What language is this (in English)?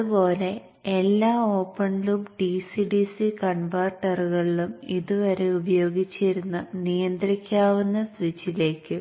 Malayalam